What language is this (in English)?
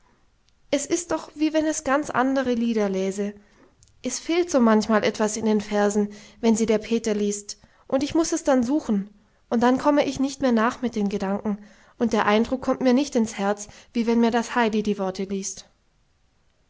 German